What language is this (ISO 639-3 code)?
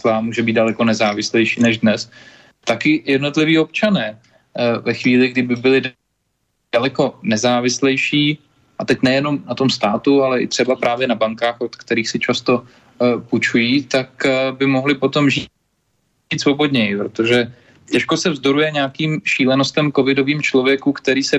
ces